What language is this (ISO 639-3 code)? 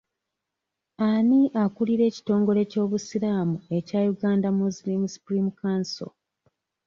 lug